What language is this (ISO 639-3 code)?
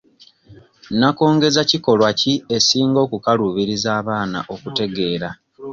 lug